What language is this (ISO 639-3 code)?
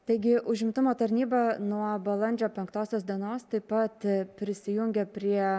lit